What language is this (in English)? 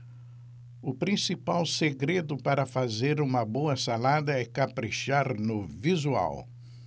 Portuguese